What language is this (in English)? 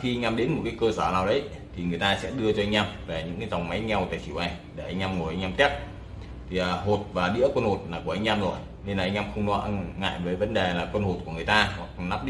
Vietnamese